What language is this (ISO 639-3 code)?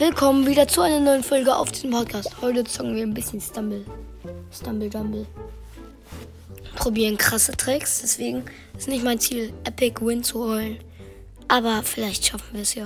deu